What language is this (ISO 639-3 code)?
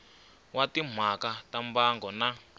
tso